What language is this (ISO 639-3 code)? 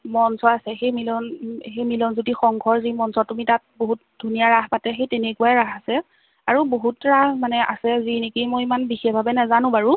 asm